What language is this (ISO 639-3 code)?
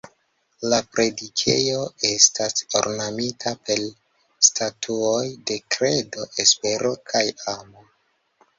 epo